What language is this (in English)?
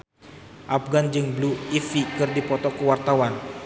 Sundanese